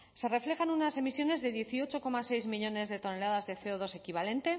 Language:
Spanish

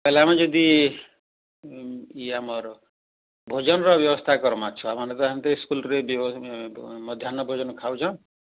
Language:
Odia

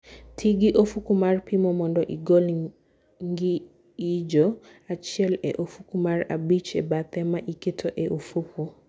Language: Luo (Kenya and Tanzania)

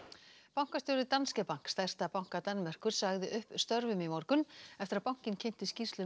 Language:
Icelandic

